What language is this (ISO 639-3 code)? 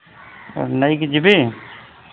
ori